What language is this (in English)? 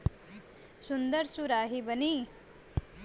Bhojpuri